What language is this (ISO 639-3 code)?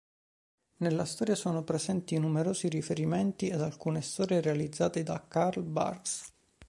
ita